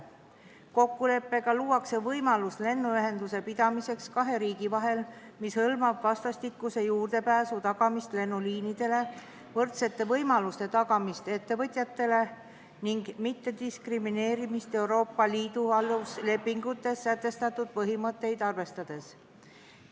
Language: Estonian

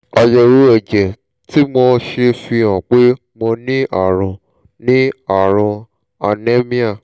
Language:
Yoruba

